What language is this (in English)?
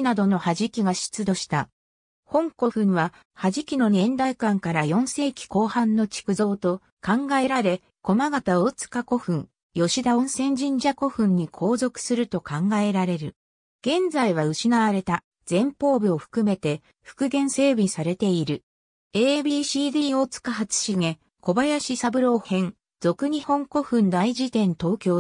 Japanese